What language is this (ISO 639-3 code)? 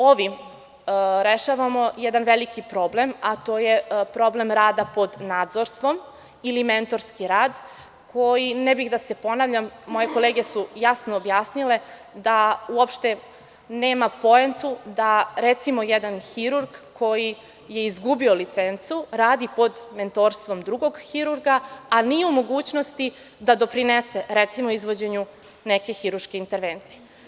srp